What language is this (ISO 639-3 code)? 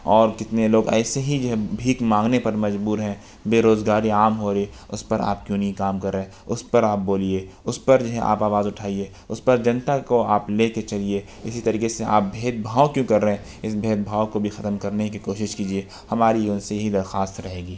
urd